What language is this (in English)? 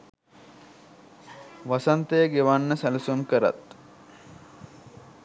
Sinhala